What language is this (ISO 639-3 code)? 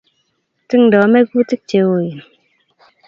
kln